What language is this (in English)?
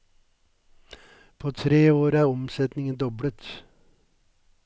Norwegian